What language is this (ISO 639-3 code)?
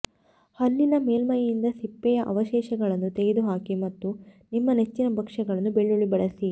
kan